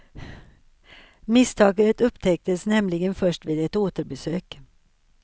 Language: Swedish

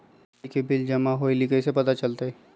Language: Magahi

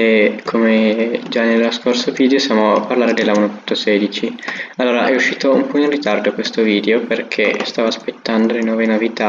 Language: Italian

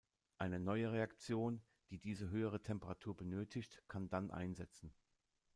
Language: German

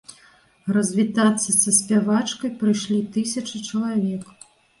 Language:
Belarusian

